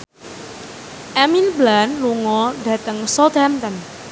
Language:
Javanese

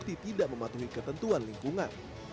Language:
Indonesian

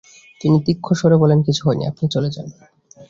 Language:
Bangla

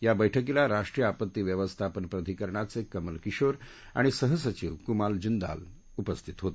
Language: Marathi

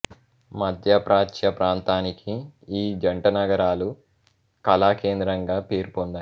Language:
Telugu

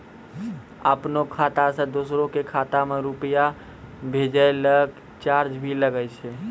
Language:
Maithili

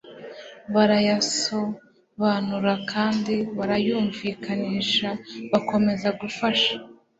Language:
Kinyarwanda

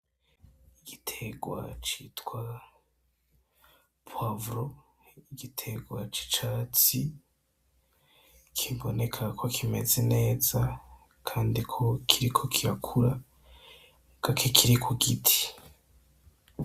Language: Rundi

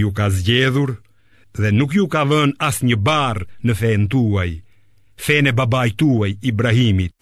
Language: Romanian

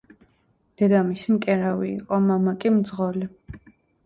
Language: Georgian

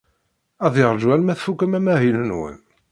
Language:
Kabyle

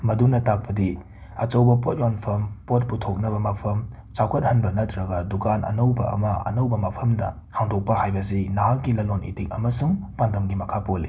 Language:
Manipuri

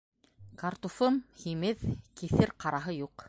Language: Bashkir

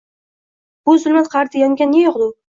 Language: Uzbek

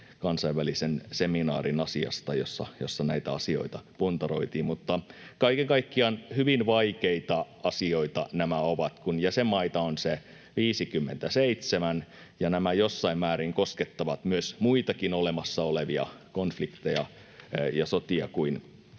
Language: Finnish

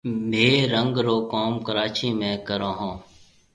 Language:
Marwari (Pakistan)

